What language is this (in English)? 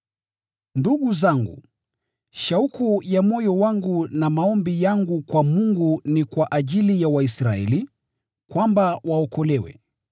Swahili